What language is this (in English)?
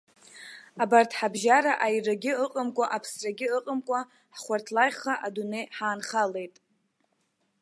Abkhazian